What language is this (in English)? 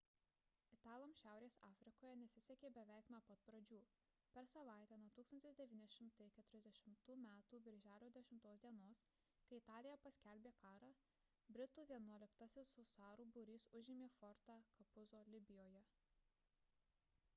Lithuanian